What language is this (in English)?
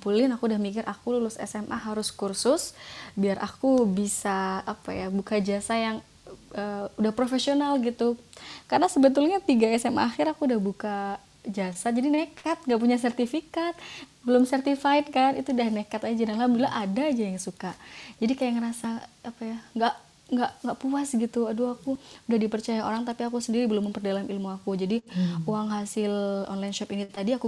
Indonesian